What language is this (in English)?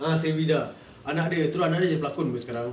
English